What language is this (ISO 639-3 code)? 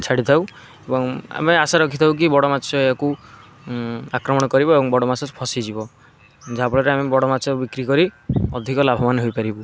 ori